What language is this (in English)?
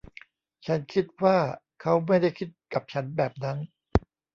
Thai